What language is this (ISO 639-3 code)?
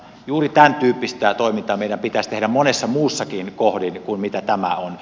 fin